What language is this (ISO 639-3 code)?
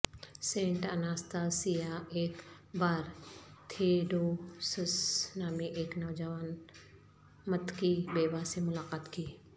urd